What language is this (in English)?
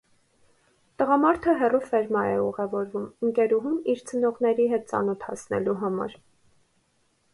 Armenian